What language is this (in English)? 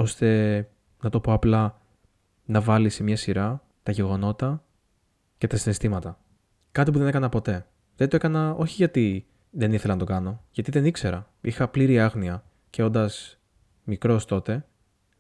Greek